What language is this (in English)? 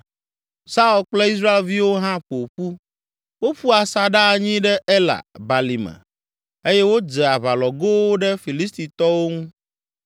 Ewe